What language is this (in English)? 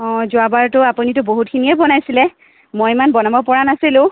Assamese